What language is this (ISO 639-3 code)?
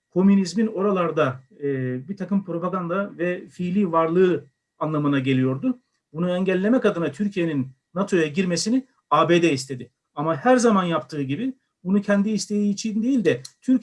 tur